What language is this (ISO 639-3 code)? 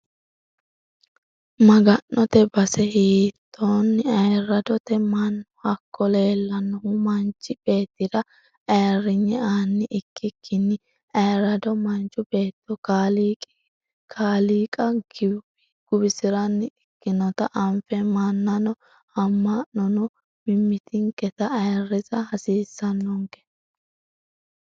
sid